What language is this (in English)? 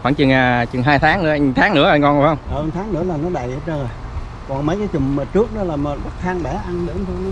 Vietnamese